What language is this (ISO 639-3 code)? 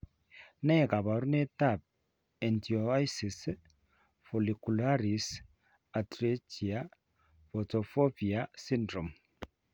kln